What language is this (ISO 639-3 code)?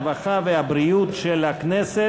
heb